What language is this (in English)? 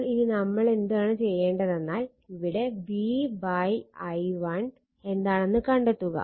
Malayalam